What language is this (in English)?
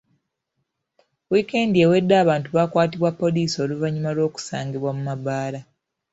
Ganda